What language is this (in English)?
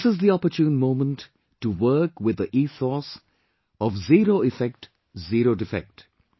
English